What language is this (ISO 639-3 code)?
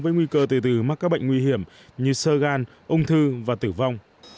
vie